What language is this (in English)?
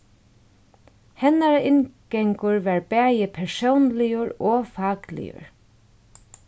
Faroese